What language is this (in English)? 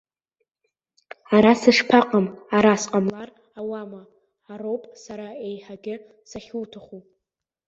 Abkhazian